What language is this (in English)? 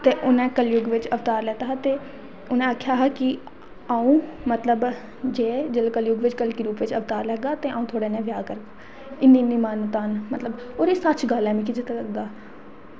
Dogri